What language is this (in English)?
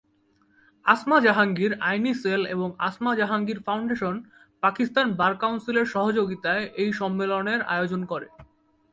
Bangla